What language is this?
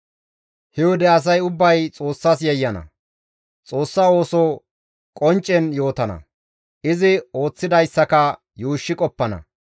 Gamo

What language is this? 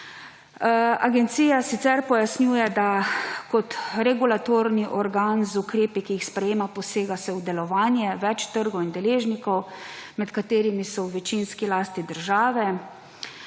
Slovenian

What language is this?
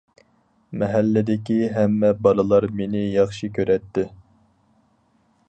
Uyghur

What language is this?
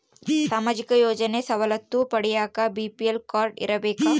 Kannada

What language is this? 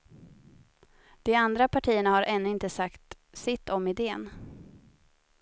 Swedish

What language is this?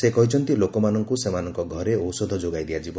Odia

